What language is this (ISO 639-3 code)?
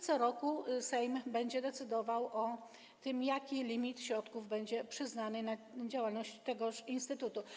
pol